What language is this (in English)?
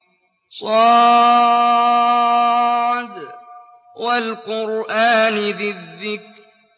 Arabic